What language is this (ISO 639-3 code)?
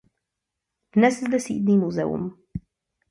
ces